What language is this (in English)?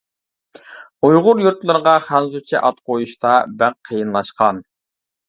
Uyghur